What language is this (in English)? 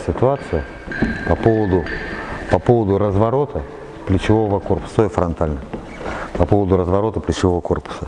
Russian